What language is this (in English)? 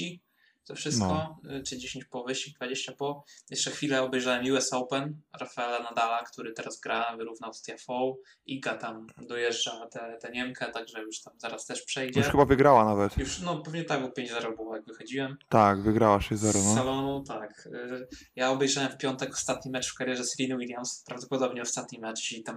Polish